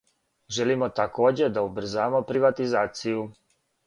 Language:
Serbian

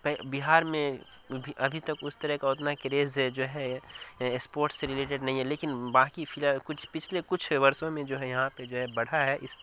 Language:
Urdu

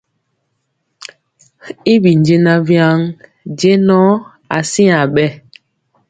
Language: Mpiemo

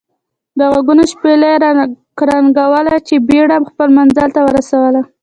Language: Pashto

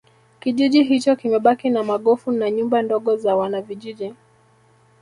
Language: Swahili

